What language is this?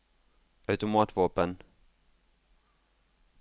Norwegian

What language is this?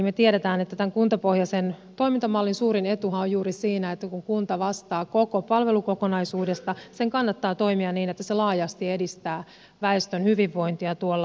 Finnish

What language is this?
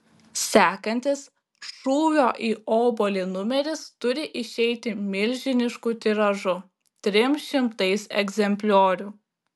Lithuanian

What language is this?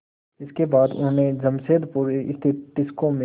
Hindi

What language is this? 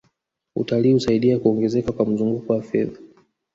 Swahili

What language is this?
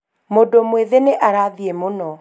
Kikuyu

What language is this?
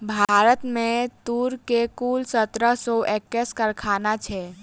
Maithili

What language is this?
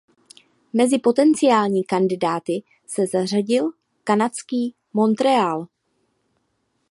Czech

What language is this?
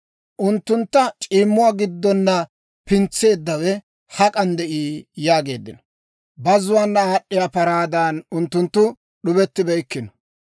Dawro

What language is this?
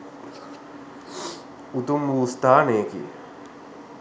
Sinhala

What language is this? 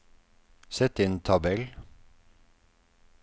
Norwegian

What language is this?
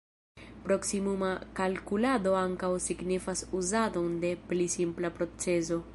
Esperanto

